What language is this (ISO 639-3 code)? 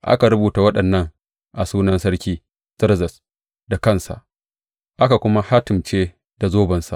hau